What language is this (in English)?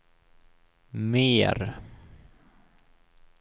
Swedish